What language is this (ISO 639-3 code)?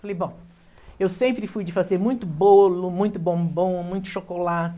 por